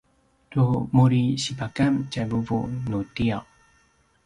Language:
Paiwan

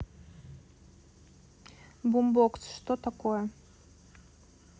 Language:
Russian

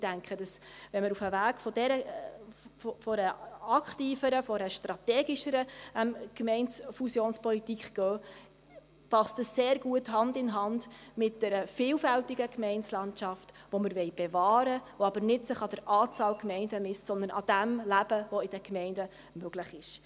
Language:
Swiss German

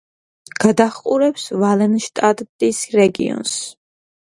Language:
Georgian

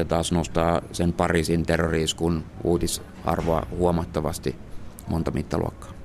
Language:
Finnish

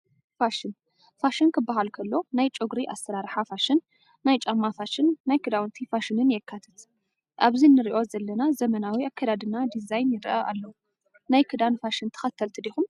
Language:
Tigrinya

